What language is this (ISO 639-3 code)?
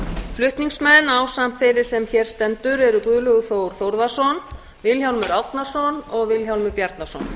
isl